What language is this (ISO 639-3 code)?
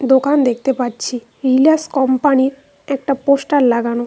ben